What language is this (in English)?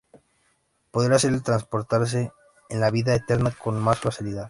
Spanish